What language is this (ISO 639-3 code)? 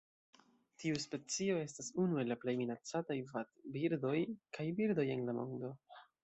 epo